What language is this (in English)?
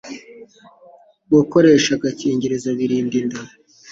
Kinyarwanda